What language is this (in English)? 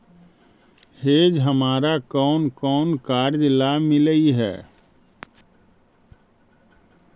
Magahi